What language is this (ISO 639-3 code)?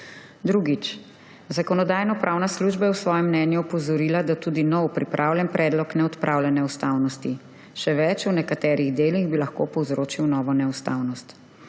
slv